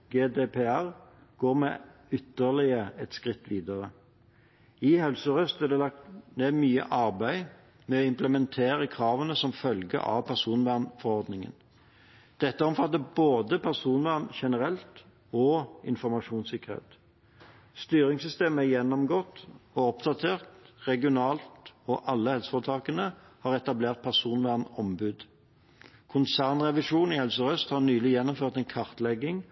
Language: Norwegian Bokmål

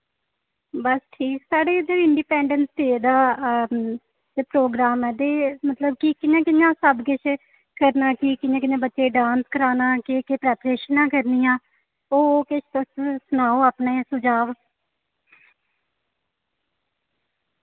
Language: Dogri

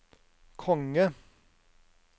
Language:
Norwegian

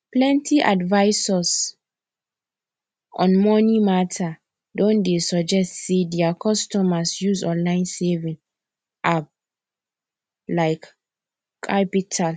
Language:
Nigerian Pidgin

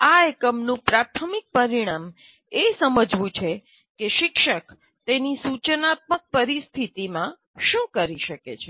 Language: Gujarati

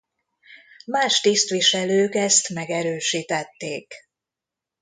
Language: Hungarian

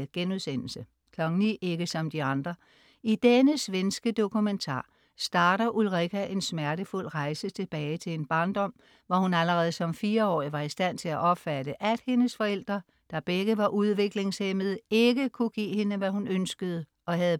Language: Danish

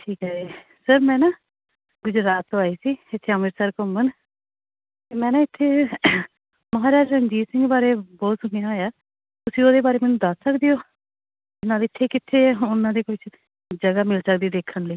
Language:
Punjabi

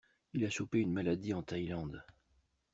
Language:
French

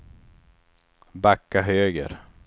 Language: Swedish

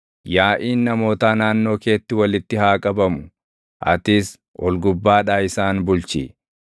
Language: Oromo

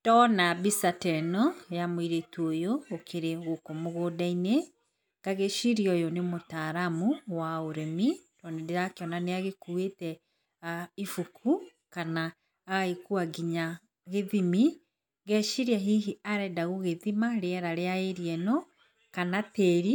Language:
Kikuyu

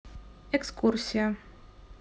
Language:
Russian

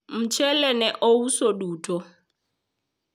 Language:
Luo (Kenya and Tanzania)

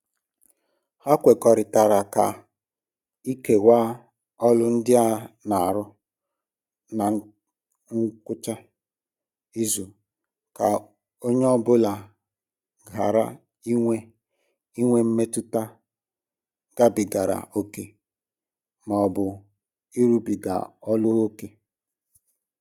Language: Igbo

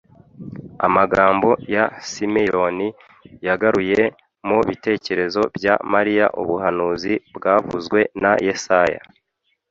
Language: Kinyarwanda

